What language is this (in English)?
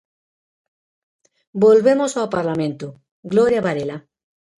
Galician